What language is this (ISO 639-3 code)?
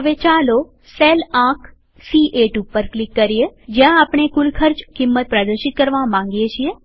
guj